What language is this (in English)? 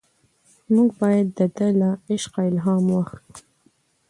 Pashto